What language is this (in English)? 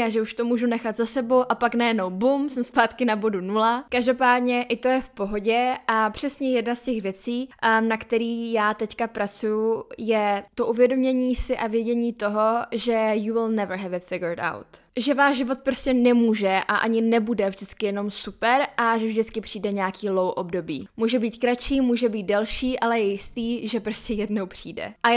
Czech